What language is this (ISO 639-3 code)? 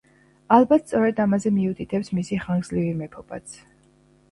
kat